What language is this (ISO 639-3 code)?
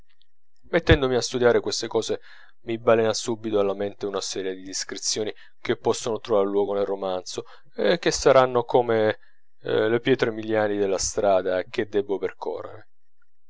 ita